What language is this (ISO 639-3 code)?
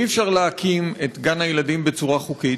heb